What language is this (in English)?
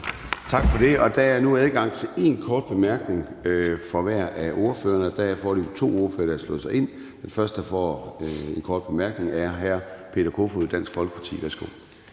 Danish